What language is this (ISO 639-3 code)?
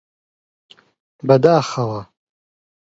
ckb